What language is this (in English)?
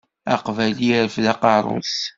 Kabyle